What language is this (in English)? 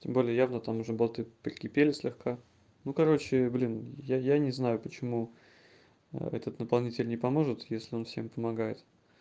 Russian